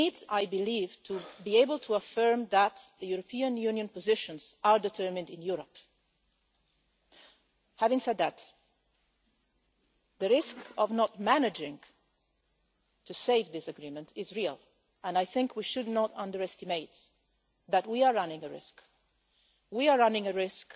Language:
English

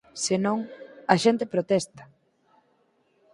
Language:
Galician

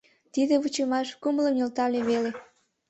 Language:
Mari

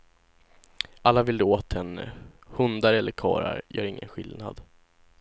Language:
Swedish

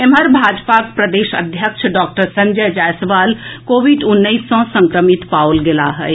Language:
Maithili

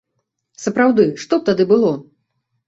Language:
Belarusian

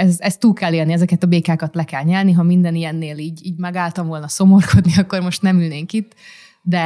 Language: Hungarian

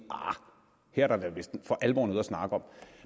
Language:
Danish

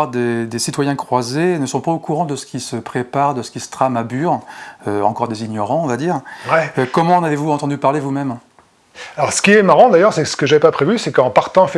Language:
French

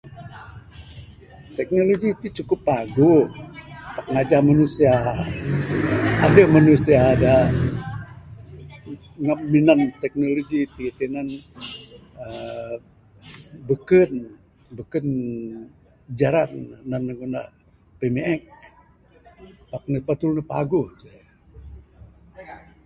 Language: Bukar-Sadung Bidayuh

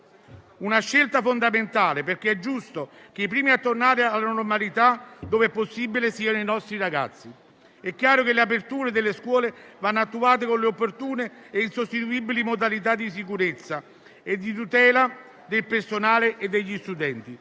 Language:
Italian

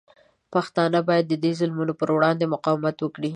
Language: Pashto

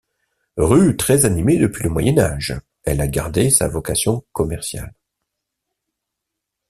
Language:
French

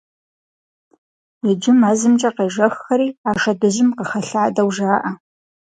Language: Kabardian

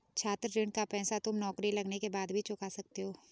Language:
Hindi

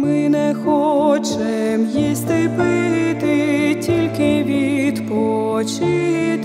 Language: Ukrainian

